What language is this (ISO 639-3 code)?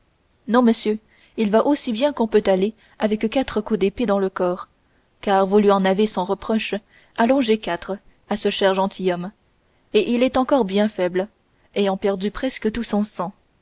fra